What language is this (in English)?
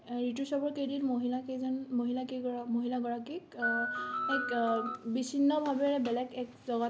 Assamese